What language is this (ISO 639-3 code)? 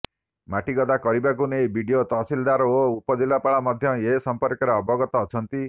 ori